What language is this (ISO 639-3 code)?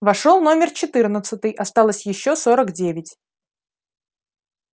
rus